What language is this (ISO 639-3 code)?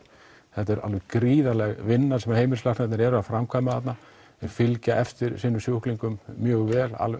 isl